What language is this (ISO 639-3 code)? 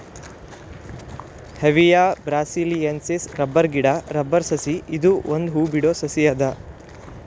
kan